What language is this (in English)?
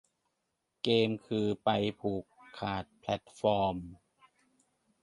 Thai